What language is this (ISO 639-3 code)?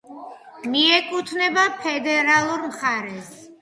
kat